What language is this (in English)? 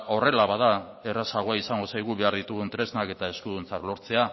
Basque